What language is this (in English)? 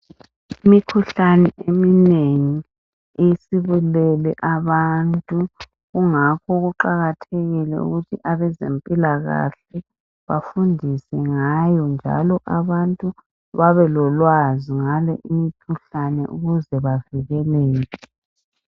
North Ndebele